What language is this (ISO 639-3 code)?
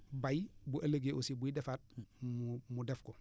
wol